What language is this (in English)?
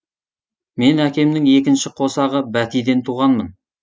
Kazakh